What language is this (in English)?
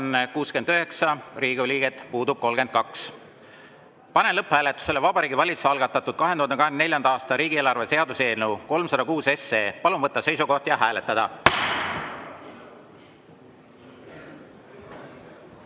Estonian